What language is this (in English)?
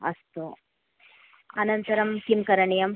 Sanskrit